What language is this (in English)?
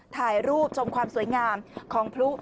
Thai